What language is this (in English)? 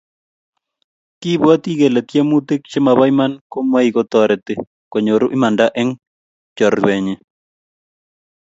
Kalenjin